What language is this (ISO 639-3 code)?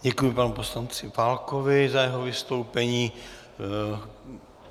ces